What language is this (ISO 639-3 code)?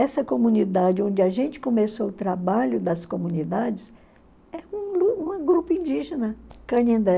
por